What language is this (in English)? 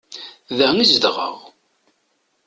Kabyle